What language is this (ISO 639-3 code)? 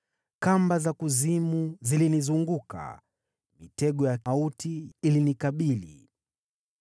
swa